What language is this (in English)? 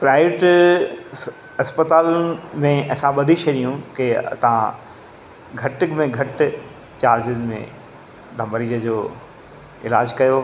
Sindhi